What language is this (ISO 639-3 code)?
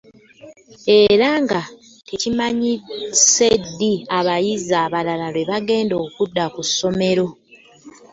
lug